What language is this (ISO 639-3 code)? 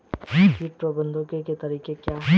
hin